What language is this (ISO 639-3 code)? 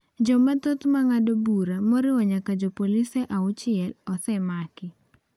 luo